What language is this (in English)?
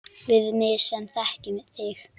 Icelandic